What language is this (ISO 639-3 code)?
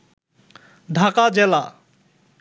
ben